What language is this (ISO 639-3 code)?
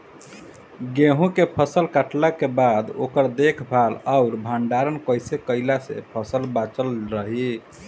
bho